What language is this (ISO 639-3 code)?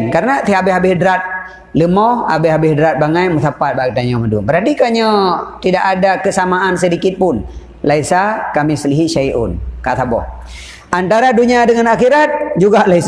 msa